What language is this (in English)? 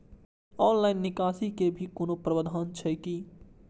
Maithili